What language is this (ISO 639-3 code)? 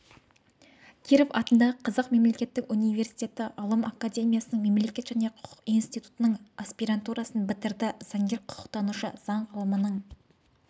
kaz